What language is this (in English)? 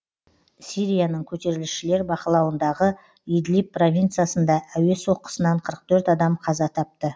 Kazakh